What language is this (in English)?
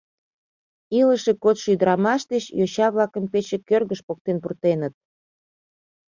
Mari